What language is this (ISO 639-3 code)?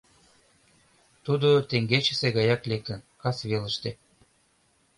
chm